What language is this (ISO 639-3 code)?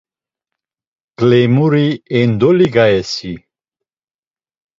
lzz